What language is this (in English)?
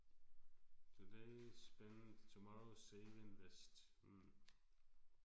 Danish